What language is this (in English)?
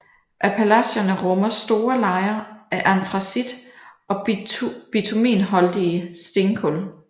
Danish